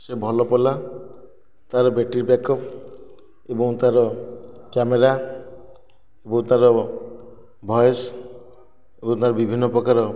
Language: Odia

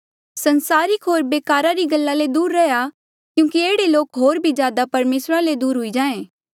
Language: Mandeali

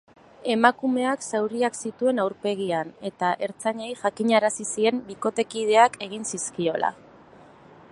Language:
Basque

